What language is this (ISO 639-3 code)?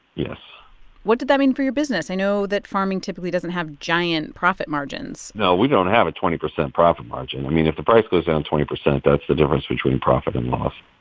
eng